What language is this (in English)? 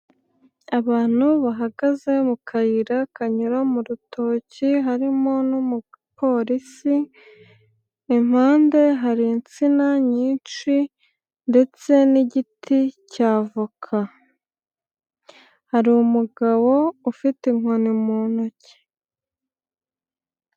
Kinyarwanda